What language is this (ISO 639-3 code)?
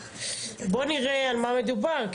heb